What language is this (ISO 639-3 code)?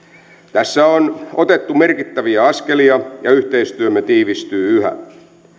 fin